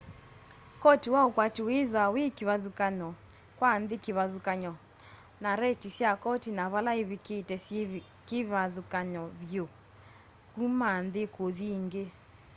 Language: Kamba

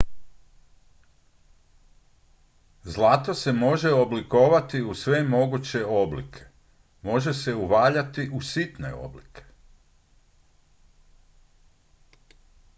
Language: Croatian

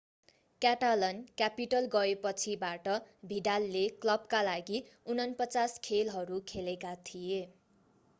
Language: Nepali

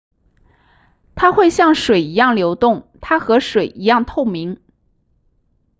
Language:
Chinese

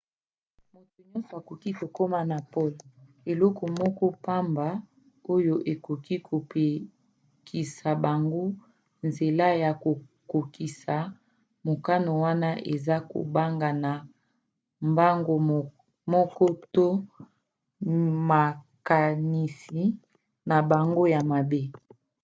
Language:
Lingala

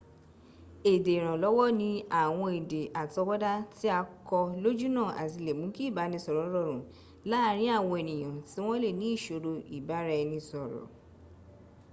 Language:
Yoruba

